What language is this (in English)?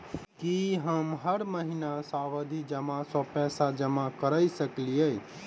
Maithili